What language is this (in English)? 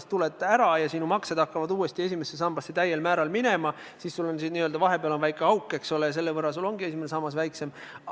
Estonian